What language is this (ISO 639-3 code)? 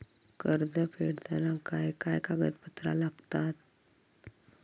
mar